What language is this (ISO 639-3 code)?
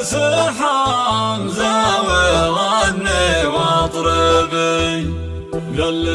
ara